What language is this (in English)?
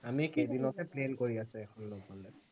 Assamese